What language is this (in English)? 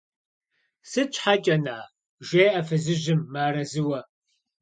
Kabardian